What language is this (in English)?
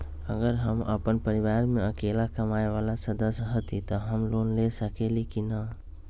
Magahi